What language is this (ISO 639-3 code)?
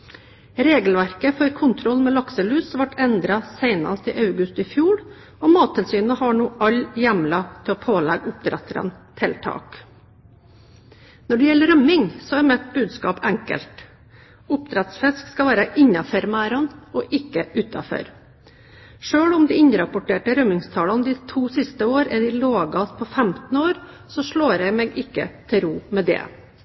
nob